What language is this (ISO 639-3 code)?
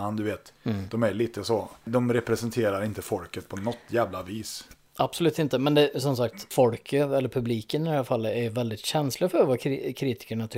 swe